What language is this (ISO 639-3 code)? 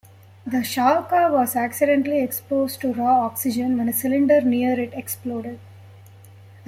eng